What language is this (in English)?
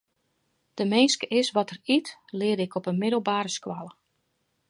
Western Frisian